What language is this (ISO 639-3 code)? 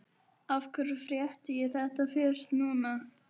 isl